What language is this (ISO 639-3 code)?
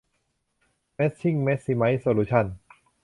tha